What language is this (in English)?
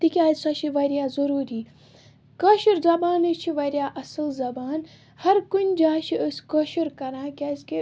Kashmiri